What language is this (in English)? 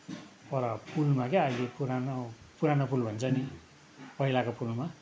Nepali